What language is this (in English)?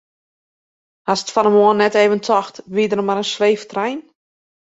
Western Frisian